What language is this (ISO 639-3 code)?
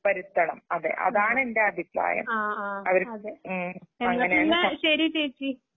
mal